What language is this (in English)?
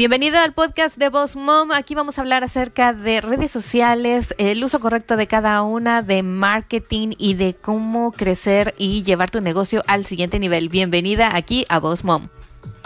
Spanish